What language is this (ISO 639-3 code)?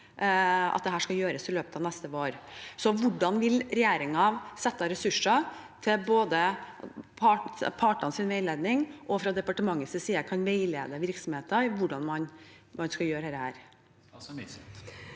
nor